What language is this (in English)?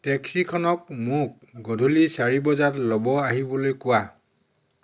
Assamese